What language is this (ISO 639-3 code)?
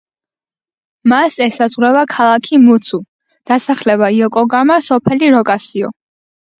kat